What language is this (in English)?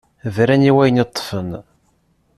Kabyle